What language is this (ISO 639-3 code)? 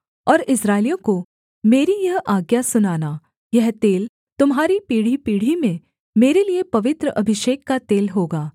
hin